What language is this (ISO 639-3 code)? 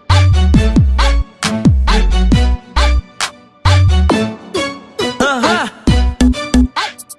por